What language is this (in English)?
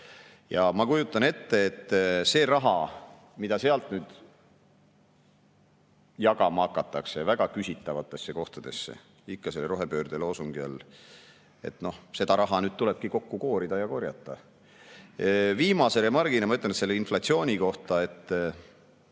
Estonian